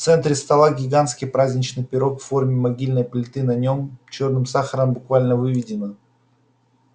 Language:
Russian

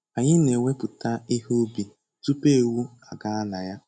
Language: Igbo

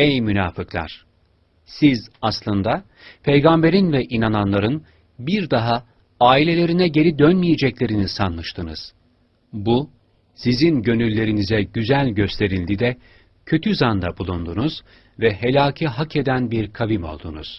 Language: Turkish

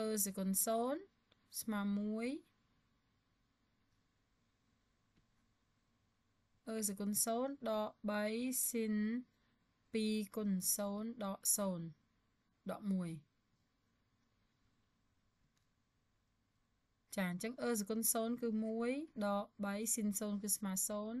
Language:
Vietnamese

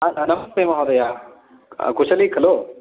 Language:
Sanskrit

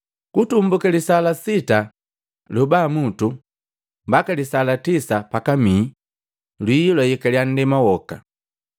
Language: Matengo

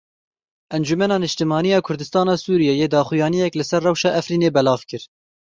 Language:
Kurdish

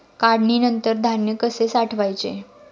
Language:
Marathi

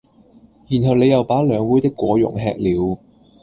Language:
Cantonese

